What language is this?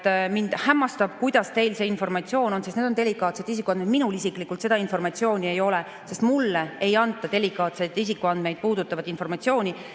Estonian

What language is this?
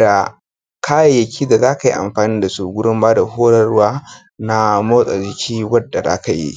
Hausa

